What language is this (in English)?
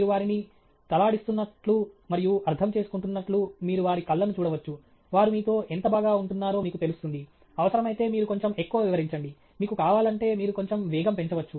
Telugu